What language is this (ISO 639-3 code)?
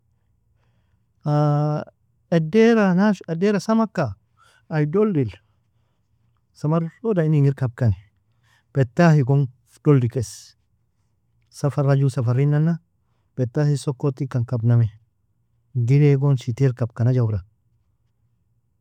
fia